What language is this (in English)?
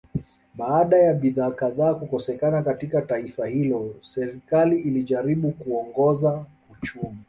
Swahili